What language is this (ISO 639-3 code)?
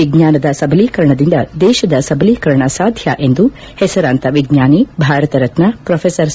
kan